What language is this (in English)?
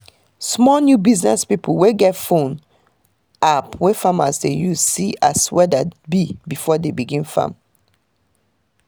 Nigerian Pidgin